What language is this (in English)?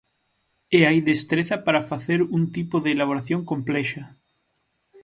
Galician